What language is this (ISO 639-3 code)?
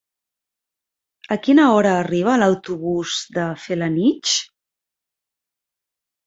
cat